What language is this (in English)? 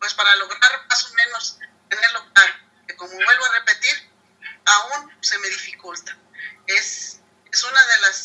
Spanish